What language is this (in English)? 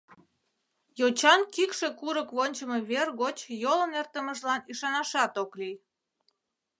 Mari